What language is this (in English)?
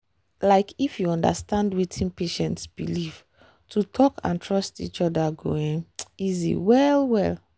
Nigerian Pidgin